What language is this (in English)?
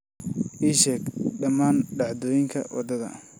Somali